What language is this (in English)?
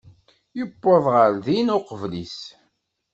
Kabyle